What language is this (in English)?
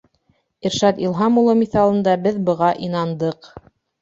Bashkir